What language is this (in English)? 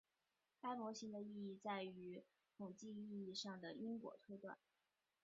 Chinese